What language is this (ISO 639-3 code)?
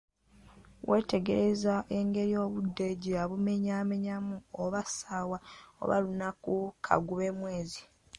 lug